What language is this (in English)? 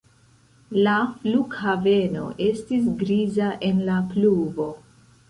Esperanto